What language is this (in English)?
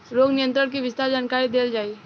Bhojpuri